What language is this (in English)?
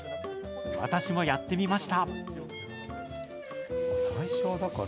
Japanese